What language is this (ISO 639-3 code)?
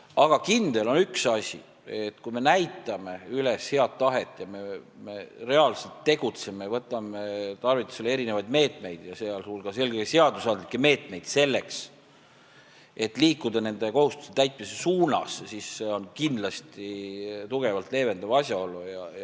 est